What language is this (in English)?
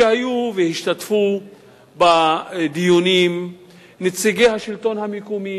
Hebrew